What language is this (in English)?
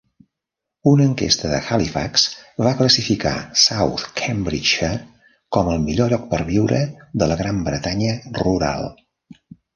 Catalan